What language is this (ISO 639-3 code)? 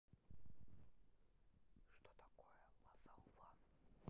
rus